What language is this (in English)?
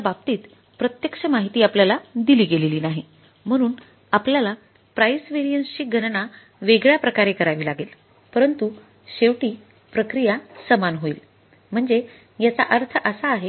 Marathi